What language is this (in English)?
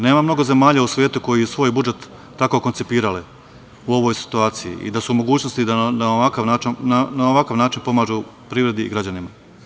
Serbian